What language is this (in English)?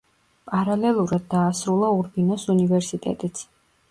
Georgian